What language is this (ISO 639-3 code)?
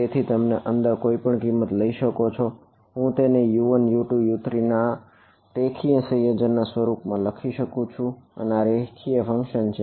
guj